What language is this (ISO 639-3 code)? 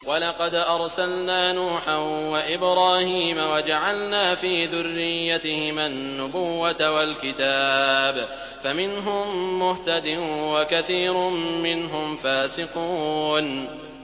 ara